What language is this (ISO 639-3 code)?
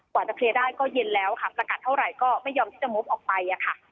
tha